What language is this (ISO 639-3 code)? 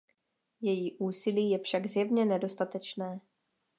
ces